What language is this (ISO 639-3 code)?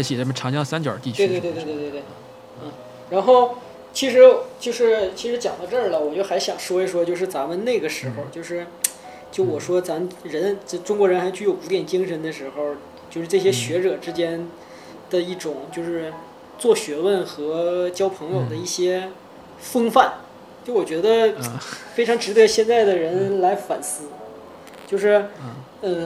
zho